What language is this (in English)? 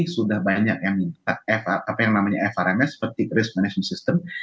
Indonesian